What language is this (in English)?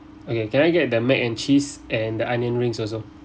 English